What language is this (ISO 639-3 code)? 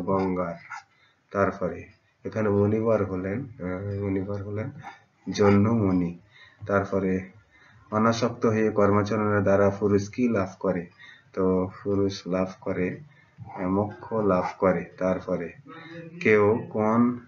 hin